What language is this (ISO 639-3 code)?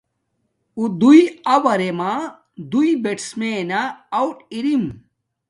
dmk